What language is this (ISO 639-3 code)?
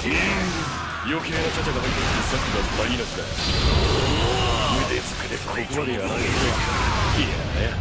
jpn